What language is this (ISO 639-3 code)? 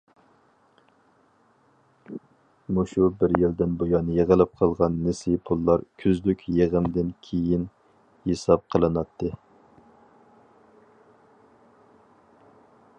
uig